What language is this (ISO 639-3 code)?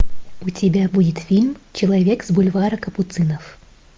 rus